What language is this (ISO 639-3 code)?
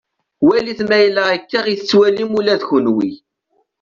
kab